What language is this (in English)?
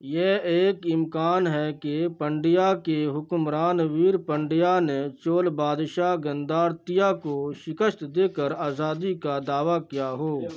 Urdu